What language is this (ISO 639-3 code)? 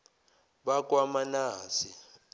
zul